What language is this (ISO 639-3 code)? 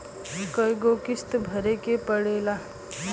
bho